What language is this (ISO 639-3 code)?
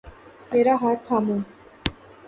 urd